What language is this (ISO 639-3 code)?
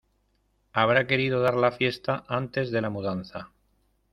spa